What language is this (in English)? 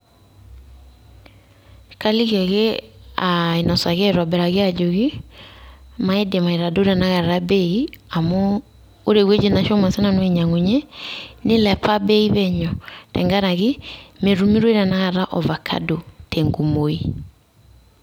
Masai